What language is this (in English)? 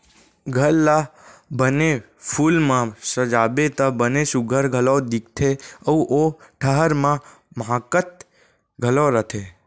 Chhattisgarhi